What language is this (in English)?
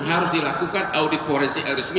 Indonesian